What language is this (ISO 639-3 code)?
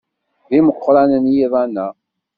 kab